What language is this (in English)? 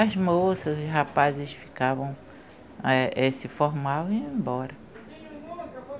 Portuguese